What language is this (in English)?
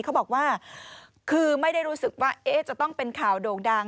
Thai